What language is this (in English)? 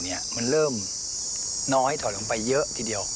Thai